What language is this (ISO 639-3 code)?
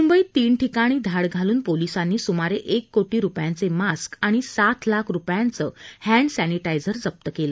mar